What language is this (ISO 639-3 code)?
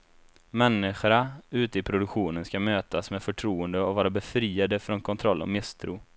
swe